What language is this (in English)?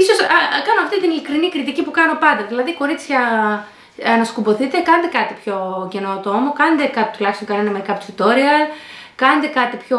Greek